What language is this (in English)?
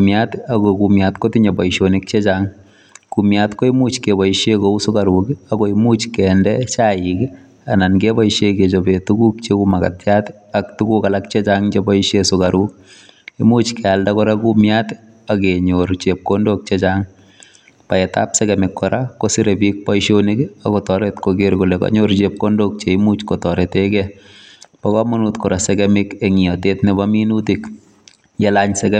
Kalenjin